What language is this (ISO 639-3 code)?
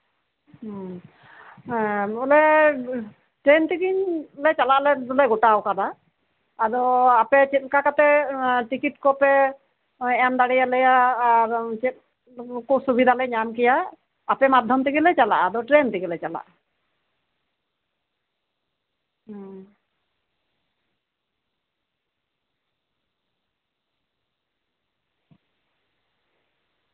sat